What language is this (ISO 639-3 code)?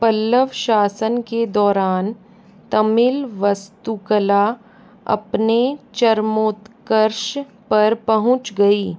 hin